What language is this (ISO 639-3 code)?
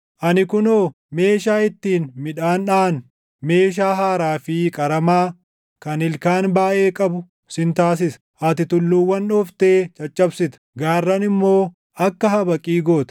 orm